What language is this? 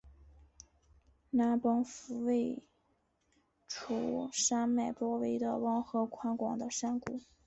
Chinese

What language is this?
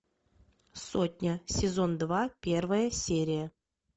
Russian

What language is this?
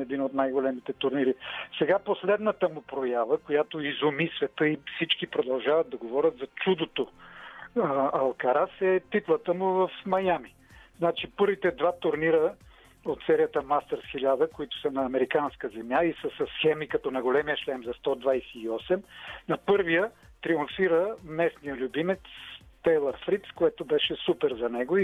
Bulgarian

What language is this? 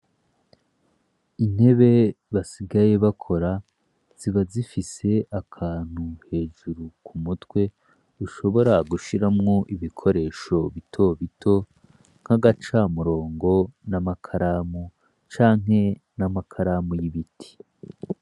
Rundi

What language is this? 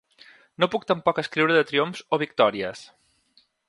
Catalan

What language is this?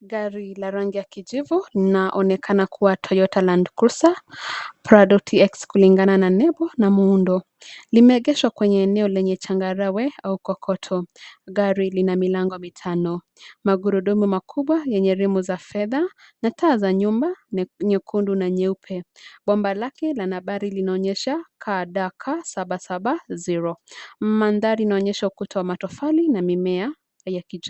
Swahili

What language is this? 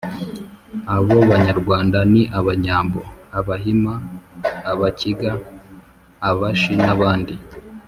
Kinyarwanda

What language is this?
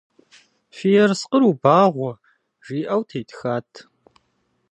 Kabardian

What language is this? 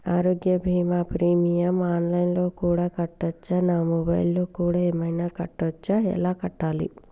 Telugu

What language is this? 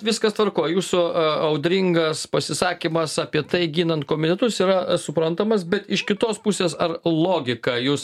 Lithuanian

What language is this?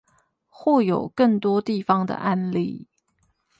Chinese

